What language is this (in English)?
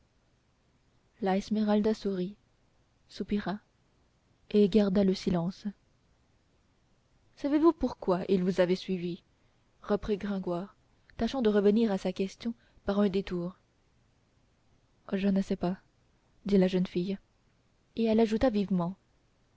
French